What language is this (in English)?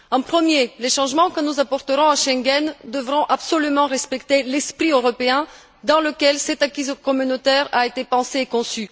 French